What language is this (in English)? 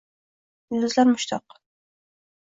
Uzbek